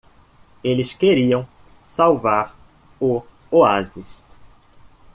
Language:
Portuguese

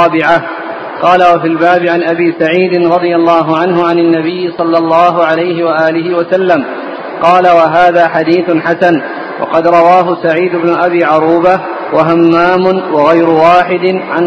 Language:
Arabic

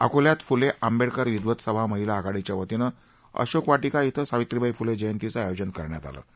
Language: Marathi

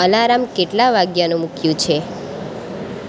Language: Gujarati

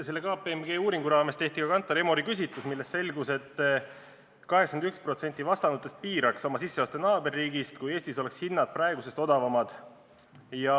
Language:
Estonian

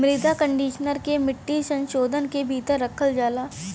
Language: Bhojpuri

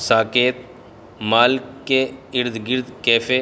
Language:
Urdu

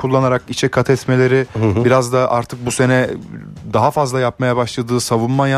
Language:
Turkish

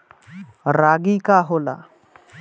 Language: Bhojpuri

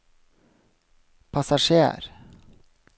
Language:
Norwegian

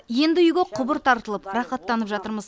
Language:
Kazakh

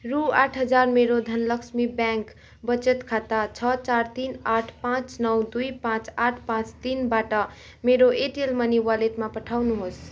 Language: Nepali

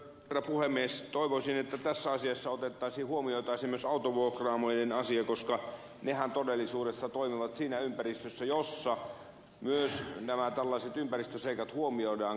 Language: Finnish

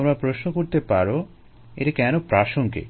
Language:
Bangla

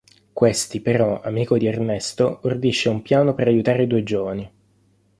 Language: Italian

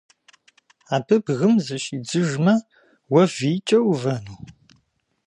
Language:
Kabardian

